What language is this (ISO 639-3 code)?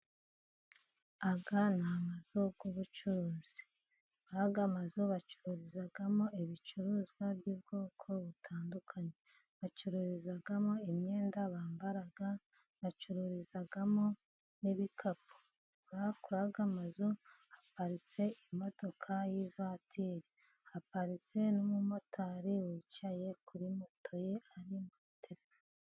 kin